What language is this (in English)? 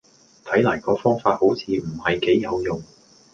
Cantonese